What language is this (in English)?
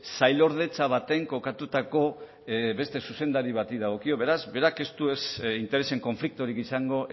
Basque